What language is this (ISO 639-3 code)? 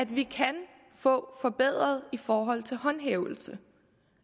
dan